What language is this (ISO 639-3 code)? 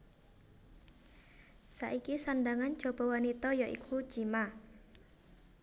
jav